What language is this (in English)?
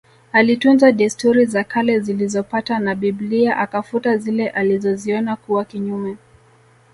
Swahili